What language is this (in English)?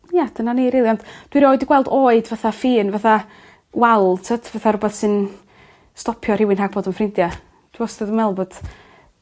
Welsh